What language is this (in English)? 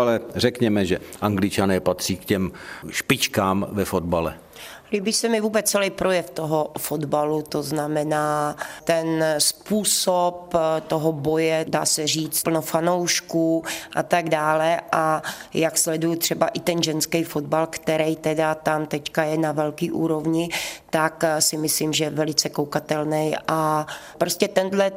Czech